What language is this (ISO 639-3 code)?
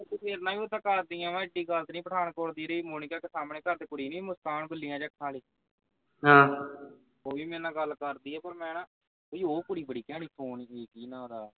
pan